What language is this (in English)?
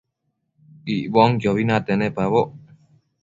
Matsés